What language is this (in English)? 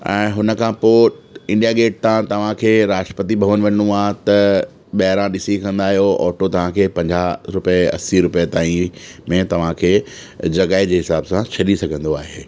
Sindhi